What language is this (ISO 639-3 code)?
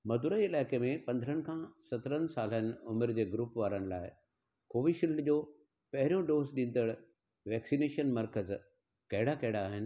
snd